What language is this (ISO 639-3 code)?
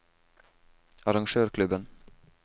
nor